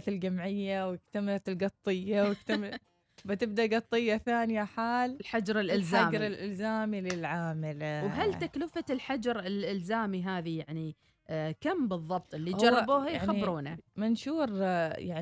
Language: Arabic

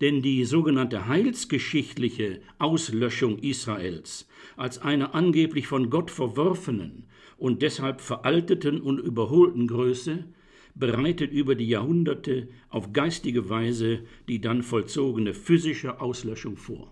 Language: German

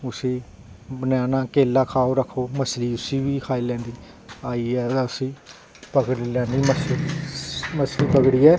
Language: Dogri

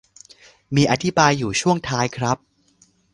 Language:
Thai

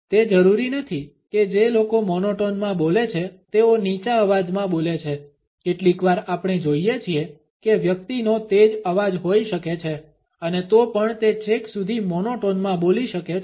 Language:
Gujarati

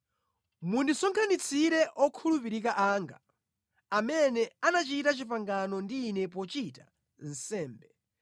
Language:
Nyanja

